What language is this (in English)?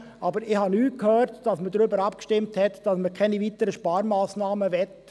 Swiss German